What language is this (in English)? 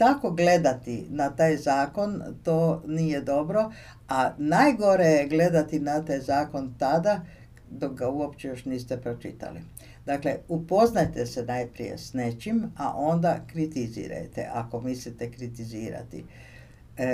Croatian